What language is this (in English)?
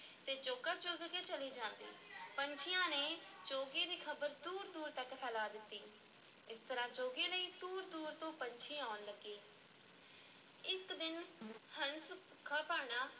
Punjabi